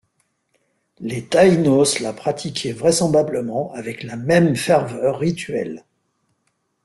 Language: French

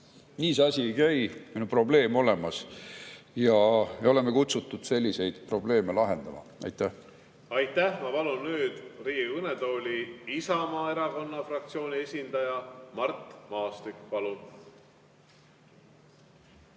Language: Estonian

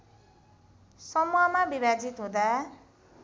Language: Nepali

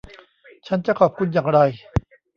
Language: Thai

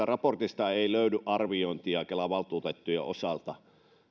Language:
Finnish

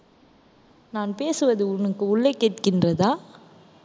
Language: Tamil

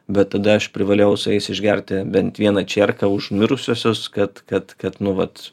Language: Lithuanian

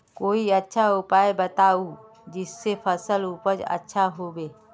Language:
Magahi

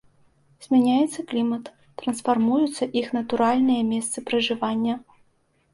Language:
Belarusian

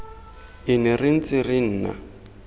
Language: Tswana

